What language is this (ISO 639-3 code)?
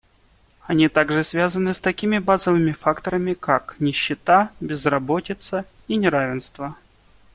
rus